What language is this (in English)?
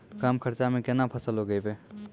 Maithili